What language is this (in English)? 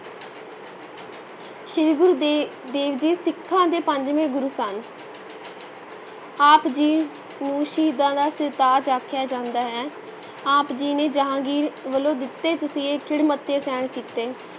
Punjabi